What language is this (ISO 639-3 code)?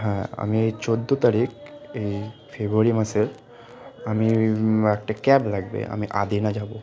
ben